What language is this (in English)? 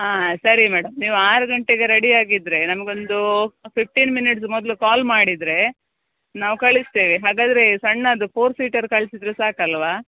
Kannada